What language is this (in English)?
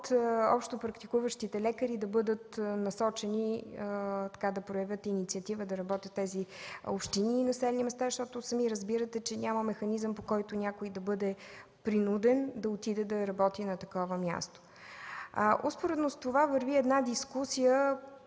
Bulgarian